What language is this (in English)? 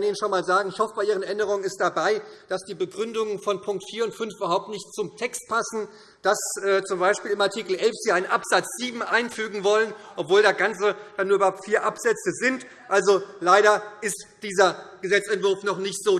German